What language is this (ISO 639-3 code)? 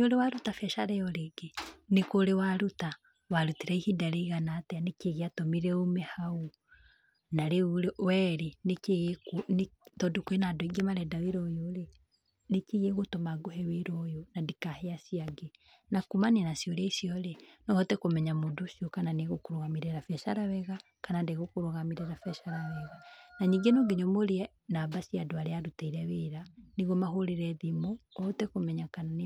kik